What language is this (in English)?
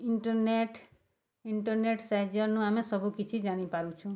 Odia